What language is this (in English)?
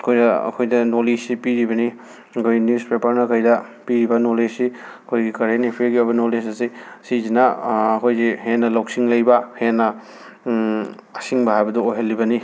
Manipuri